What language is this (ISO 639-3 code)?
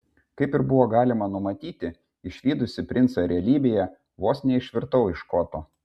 lit